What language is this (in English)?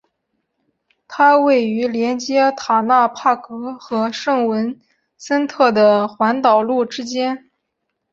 Chinese